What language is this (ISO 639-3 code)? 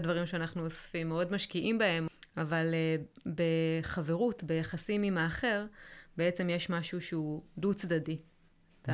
heb